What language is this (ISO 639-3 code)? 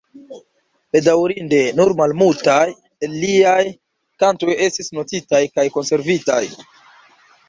epo